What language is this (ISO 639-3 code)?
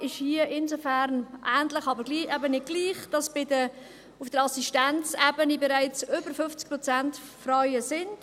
gsw